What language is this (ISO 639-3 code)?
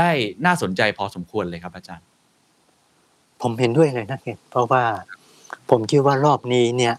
tha